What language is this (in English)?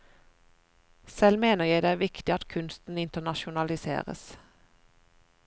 Norwegian